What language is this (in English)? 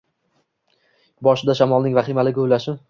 Uzbek